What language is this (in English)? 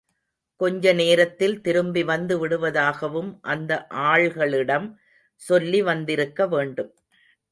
Tamil